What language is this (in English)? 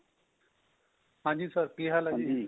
Punjabi